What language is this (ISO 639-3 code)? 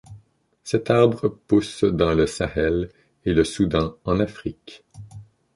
fra